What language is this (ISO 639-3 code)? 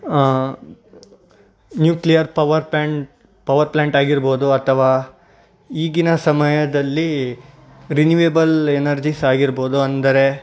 kan